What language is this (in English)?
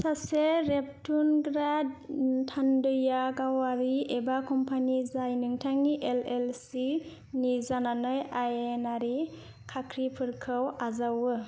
Bodo